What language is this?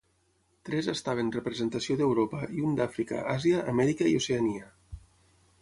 Catalan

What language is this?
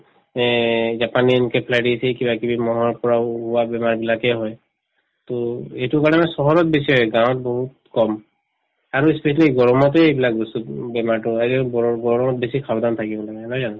Assamese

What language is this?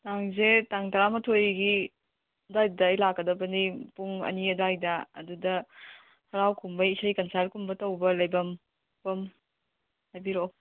Manipuri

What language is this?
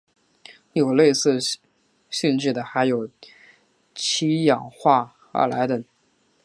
Chinese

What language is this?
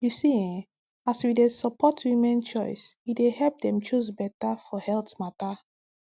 Nigerian Pidgin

